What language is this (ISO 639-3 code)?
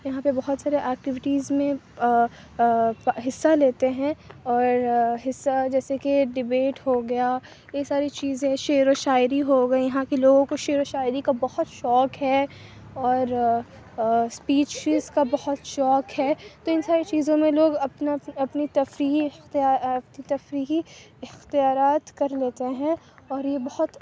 urd